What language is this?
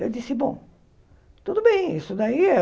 Portuguese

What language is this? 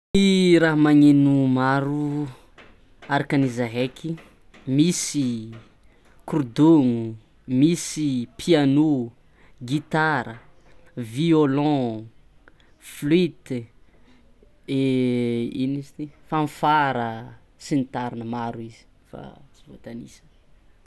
Tsimihety Malagasy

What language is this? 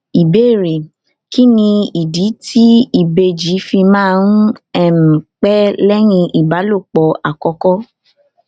Yoruba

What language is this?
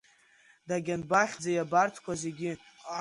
Abkhazian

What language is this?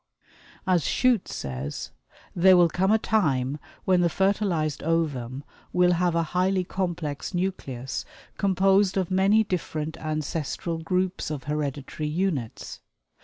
English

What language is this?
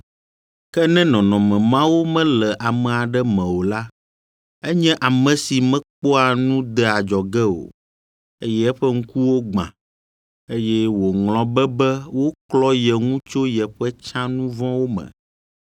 Ewe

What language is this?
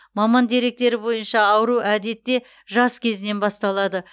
Kazakh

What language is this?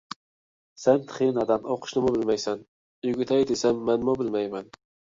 Uyghur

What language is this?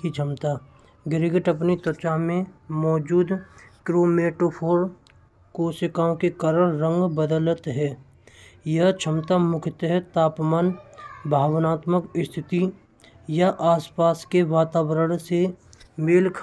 Braj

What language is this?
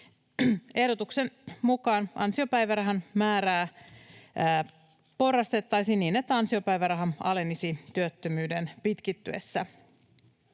Finnish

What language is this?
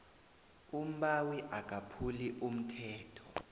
South Ndebele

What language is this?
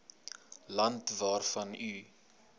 Afrikaans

